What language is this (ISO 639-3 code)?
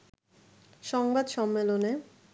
ben